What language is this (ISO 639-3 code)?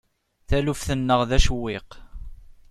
kab